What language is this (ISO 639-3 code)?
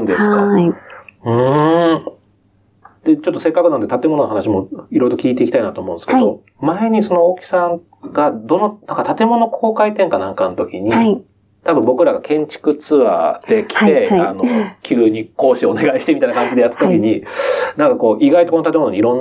jpn